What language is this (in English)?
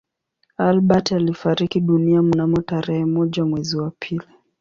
Swahili